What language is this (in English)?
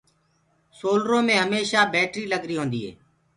Gurgula